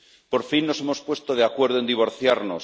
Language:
Spanish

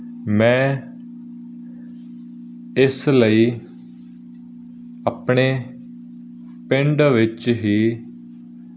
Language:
Punjabi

